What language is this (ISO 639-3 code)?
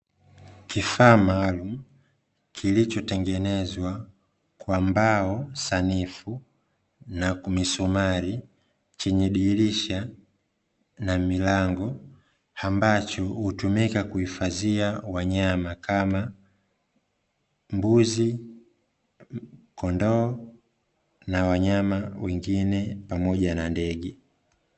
swa